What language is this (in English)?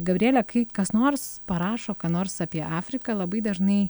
Lithuanian